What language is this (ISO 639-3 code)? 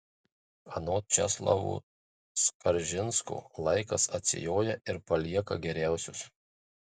lit